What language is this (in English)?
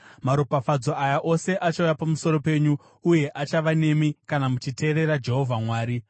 Shona